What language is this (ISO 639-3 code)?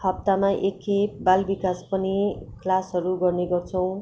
nep